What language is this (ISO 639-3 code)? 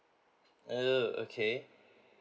eng